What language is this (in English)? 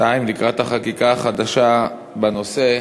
Hebrew